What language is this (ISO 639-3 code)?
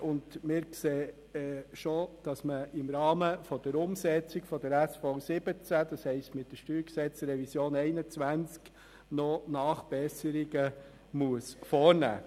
gsw